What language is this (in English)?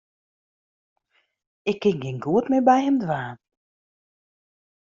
Western Frisian